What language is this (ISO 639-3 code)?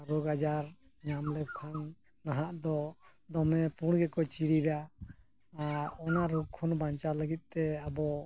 sat